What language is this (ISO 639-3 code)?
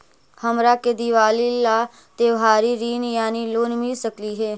mag